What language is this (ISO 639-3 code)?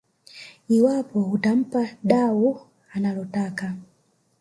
swa